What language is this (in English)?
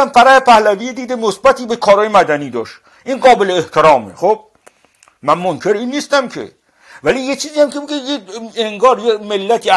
Persian